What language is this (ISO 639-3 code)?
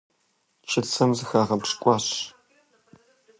kbd